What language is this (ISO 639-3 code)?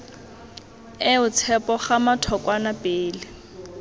tsn